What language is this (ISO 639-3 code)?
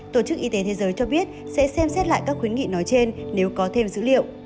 vie